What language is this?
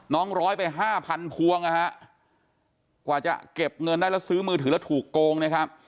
Thai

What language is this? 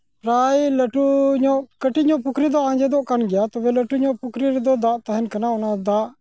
Santali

